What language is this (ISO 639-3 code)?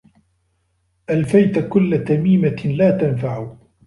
ara